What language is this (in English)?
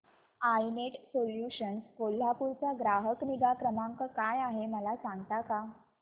Marathi